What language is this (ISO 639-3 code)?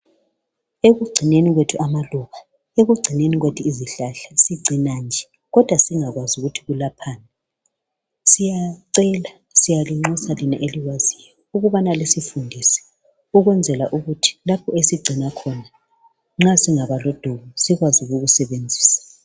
nde